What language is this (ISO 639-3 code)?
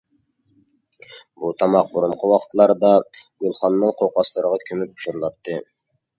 uig